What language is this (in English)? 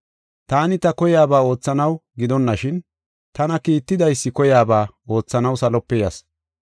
Gofa